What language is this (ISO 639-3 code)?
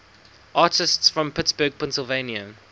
eng